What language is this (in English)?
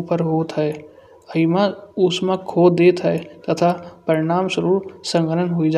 Kanauji